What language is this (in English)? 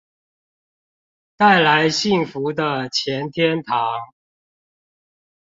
Chinese